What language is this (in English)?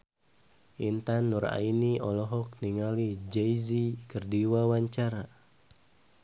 Sundanese